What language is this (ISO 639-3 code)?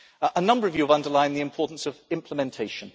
eng